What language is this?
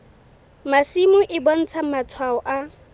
Southern Sotho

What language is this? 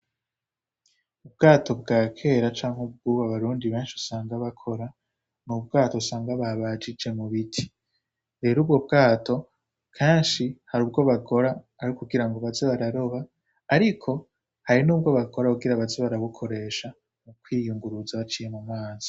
Rundi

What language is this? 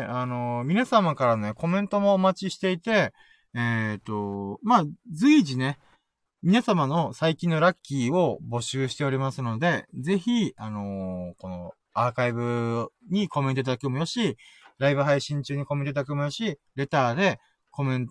Japanese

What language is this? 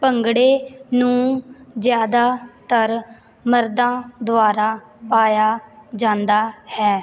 Punjabi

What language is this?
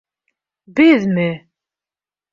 Bashkir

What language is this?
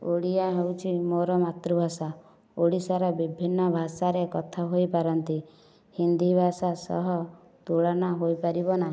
Odia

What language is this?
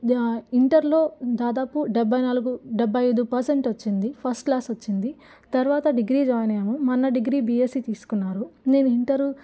Telugu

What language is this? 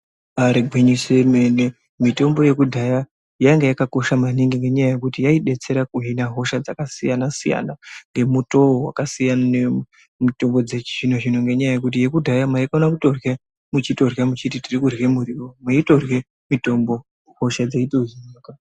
Ndau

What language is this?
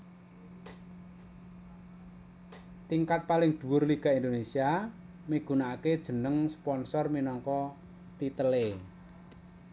Javanese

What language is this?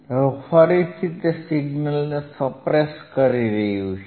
Gujarati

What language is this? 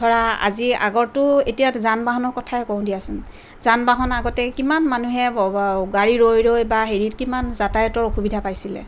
Assamese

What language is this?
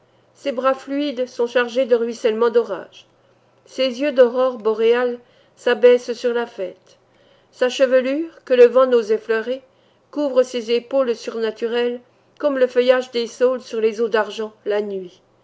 French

